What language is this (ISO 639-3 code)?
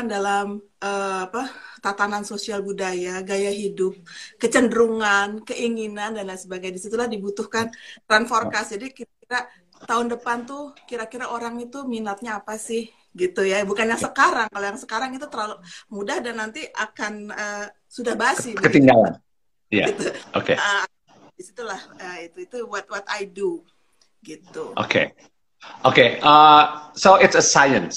ind